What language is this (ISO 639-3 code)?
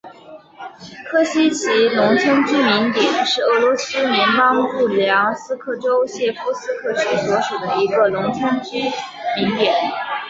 zho